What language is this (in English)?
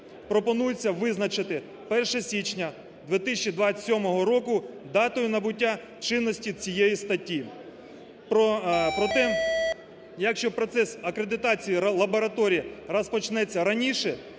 Ukrainian